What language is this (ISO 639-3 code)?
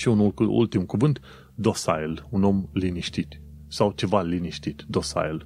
ron